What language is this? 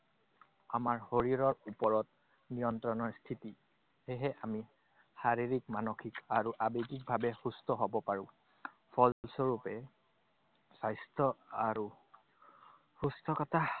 Assamese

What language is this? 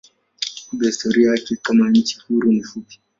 Swahili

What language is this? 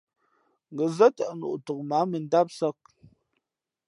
Fe'fe'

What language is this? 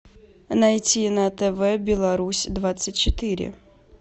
Russian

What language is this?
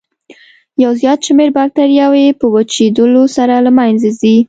Pashto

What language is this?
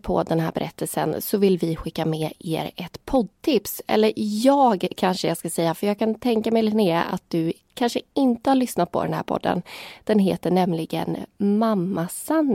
Swedish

